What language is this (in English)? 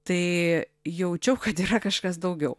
Lithuanian